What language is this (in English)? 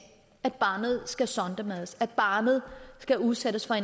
Danish